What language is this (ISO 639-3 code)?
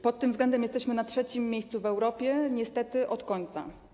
pol